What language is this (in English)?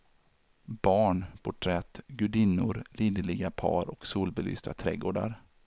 Swedish